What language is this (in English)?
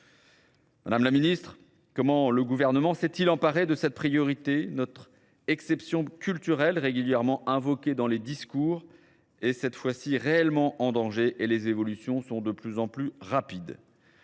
French